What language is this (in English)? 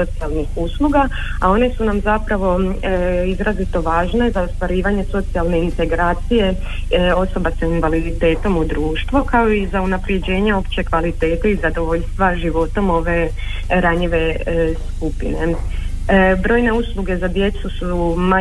Croatian